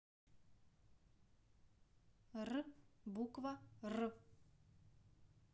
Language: Russian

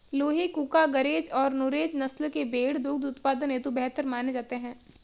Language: Hindi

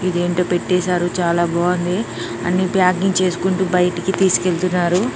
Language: Telugu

